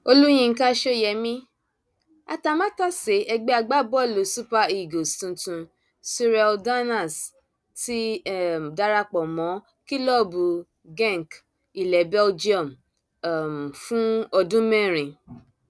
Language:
Yoruba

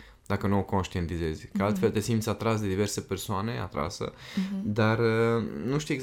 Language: Romanian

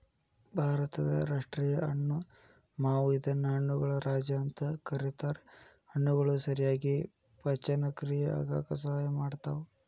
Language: Kannada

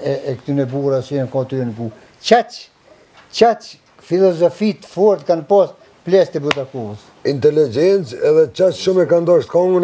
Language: Greek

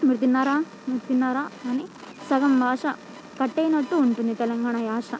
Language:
Telugu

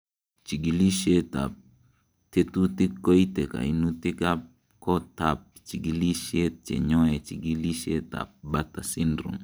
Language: Kalenjin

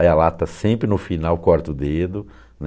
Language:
Portuguese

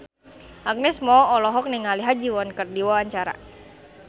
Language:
Sundanese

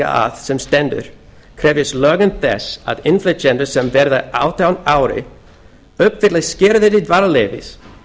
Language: Icelandic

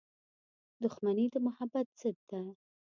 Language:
Pashto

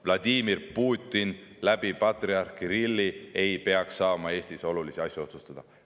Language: Estonian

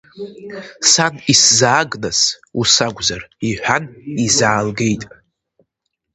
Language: Abkhazian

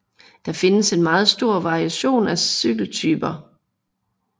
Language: Danish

